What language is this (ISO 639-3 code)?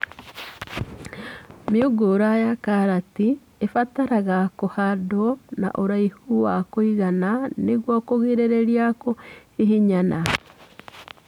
kik